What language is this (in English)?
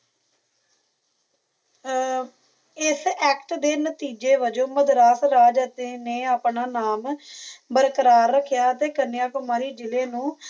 Punjabi